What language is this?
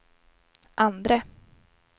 Swedish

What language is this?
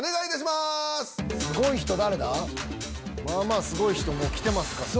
Japanese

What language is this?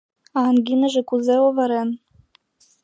Mari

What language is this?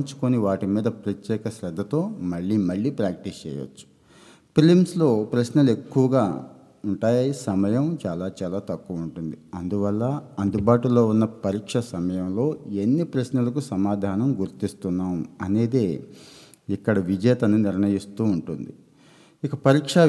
Telugu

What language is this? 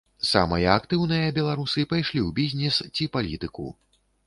Belarusian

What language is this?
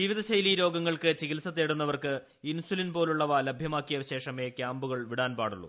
Malayalam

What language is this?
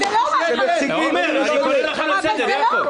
Hebrew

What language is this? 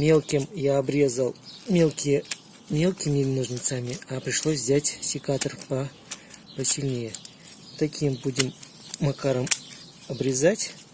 Russian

